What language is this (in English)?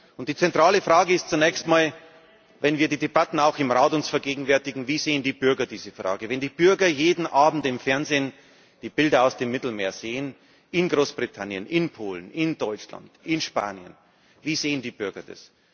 German